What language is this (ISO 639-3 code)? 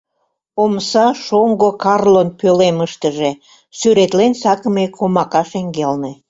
chm